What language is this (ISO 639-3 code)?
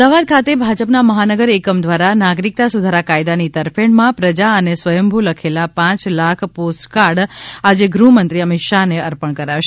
guj